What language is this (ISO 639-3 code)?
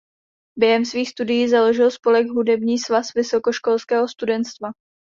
ces